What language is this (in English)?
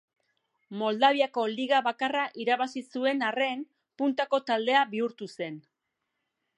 Basque